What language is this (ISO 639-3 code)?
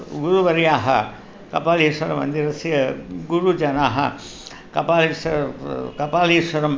san